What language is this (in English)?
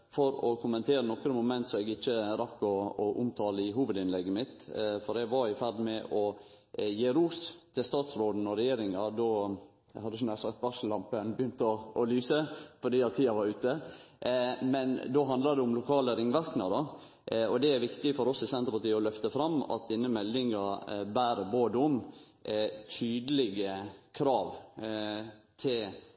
Norwegian Nynorsk